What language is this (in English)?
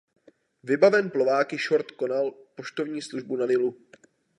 Czech